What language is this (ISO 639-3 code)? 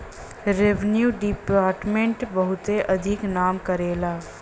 bho